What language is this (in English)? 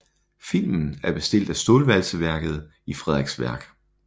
Danish